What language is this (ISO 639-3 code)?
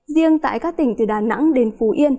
vie